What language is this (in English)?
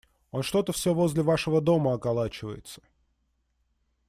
Russian